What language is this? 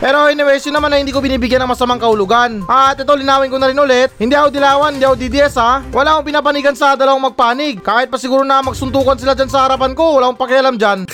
Filipino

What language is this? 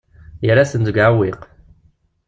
Kabyle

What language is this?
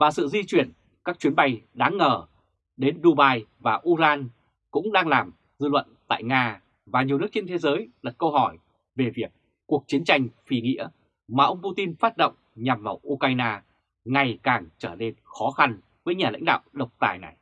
Vietnamese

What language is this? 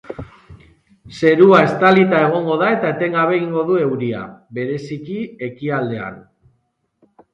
Basque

